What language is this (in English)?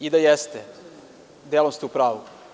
Serbian